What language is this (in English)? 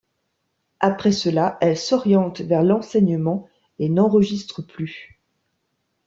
French